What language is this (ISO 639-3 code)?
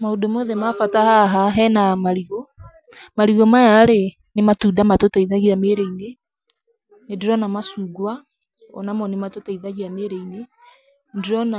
kik